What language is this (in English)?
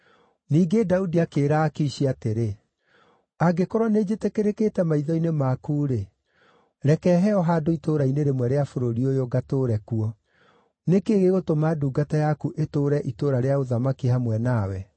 Kikuyu